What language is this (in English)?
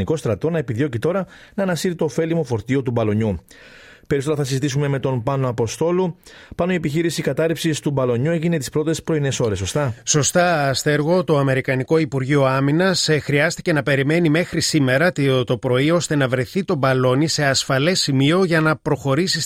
Greek